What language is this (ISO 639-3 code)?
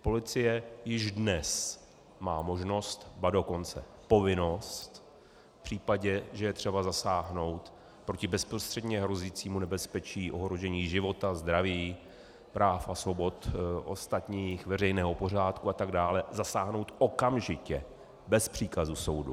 ces